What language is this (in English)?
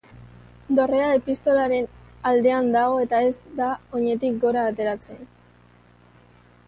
Basque